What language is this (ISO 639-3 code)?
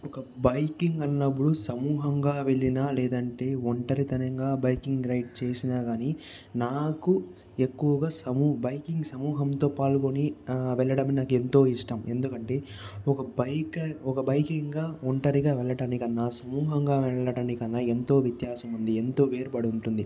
tel